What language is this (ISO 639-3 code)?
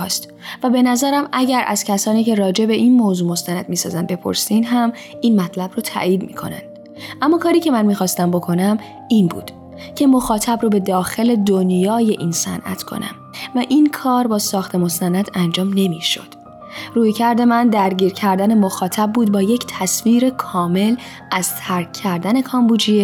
fas